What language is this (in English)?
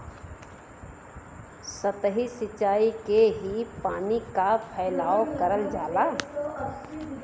Bhojpuri